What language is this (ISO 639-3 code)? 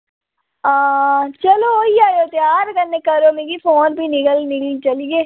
doi